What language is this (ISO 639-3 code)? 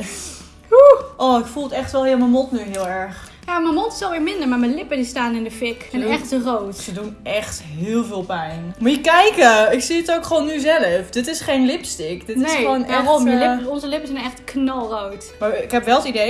nld